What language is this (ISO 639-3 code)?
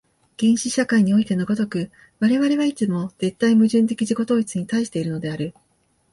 jpn